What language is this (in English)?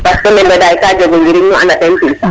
Serer